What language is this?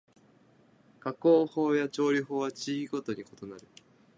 Japanese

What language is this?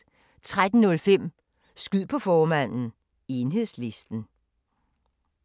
Danish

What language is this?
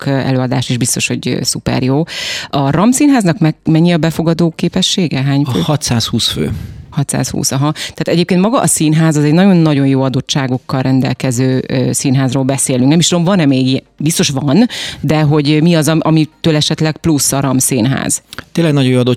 Hungarian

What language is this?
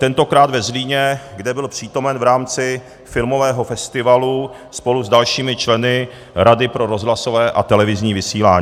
Czech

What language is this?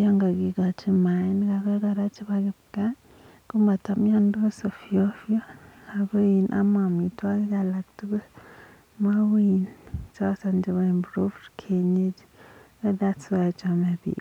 Kalenjin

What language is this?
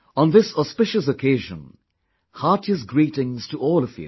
English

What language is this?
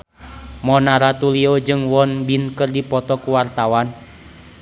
Sundanese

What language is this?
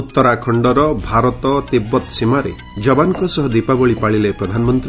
Odia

